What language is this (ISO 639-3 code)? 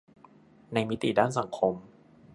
tha